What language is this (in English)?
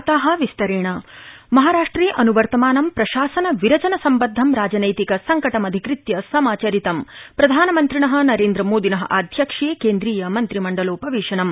Sanskrit